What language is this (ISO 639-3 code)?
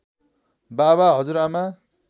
nep